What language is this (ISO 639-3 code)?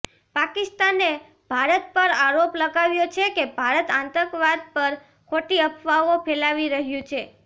guj